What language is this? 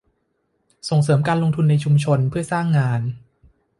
Thai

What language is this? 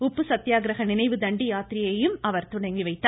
Tamil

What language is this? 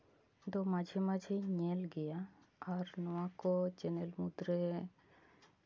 Santali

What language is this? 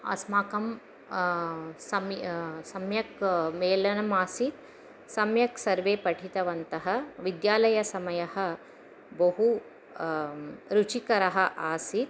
Sanskrit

